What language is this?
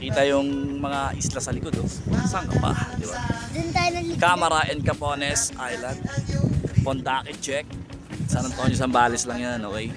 Filipino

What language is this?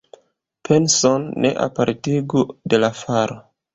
Esperanto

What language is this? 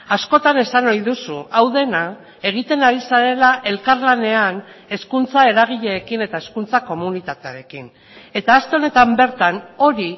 Basque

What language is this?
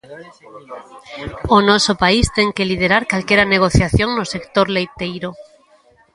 Galician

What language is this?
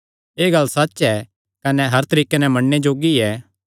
Kangri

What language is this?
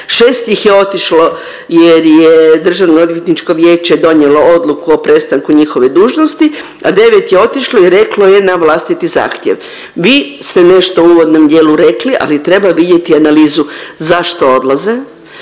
Croatian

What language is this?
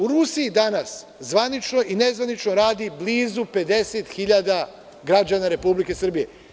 Serbian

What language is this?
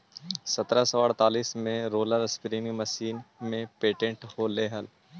Magahi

